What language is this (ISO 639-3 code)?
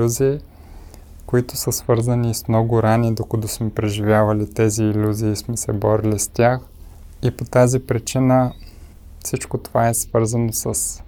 bul